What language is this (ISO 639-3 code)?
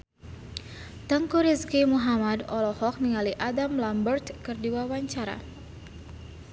sun